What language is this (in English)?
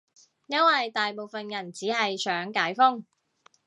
Cantonese